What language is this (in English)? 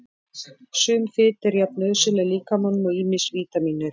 Icelandic